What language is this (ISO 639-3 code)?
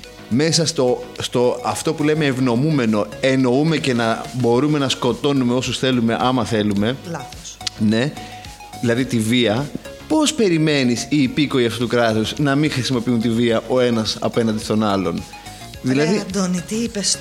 ell